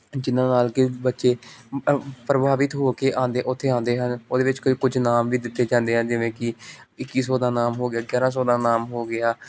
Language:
Punjabi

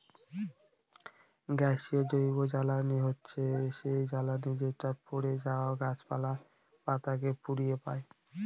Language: Bangla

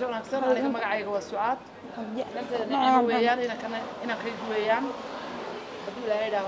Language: Arabic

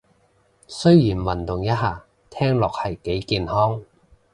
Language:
Cantonese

